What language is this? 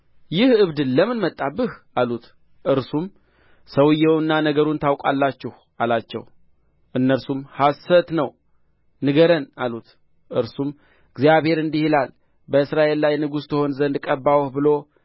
Amharic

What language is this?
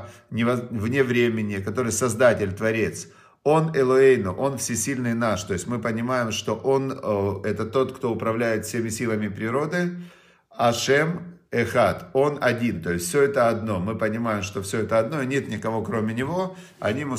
Russian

